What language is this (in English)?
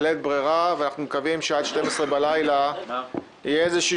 Hebrew